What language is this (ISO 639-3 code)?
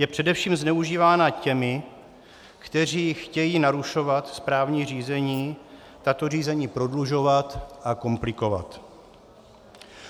ces